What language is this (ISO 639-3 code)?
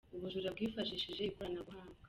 kin